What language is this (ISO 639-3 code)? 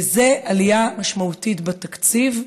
heb